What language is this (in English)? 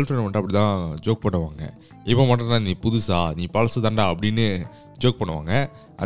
Tamil